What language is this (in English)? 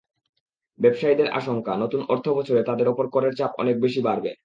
Bangla